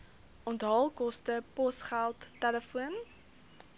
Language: Afrikaans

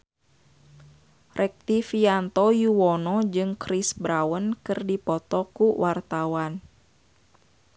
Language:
Sundanese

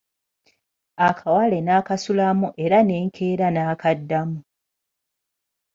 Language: Ganda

